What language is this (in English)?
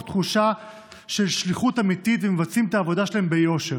Hebrew